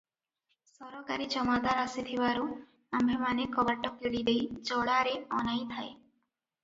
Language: Odia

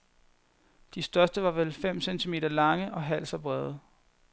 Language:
Danish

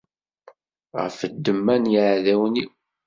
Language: Kabyle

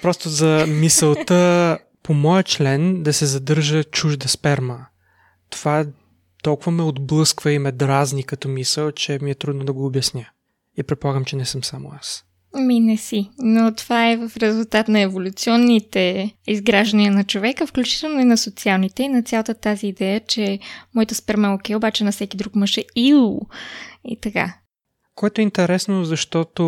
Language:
Bulgarian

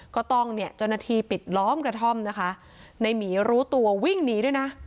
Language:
Thai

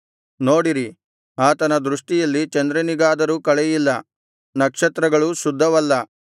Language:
Kannada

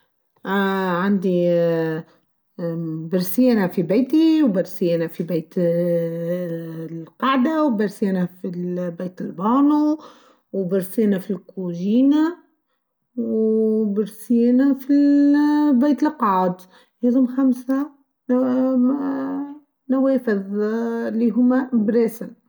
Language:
Tunisian Arabic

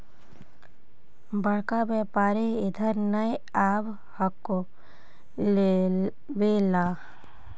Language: Magahi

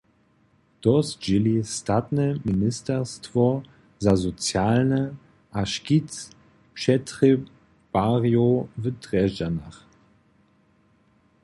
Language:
Upper Sorbian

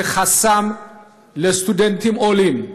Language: Hebrew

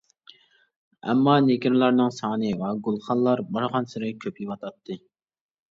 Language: Uyghur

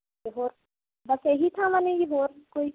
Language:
Punjabi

